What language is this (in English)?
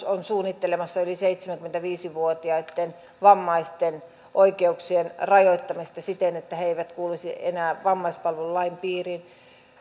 Finnish